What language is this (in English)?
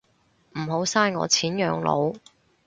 Cantonese